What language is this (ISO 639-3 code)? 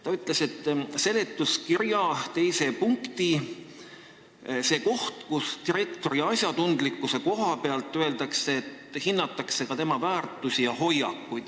est